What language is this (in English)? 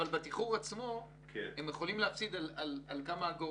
Hebrew